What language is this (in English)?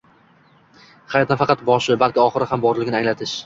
Uzbek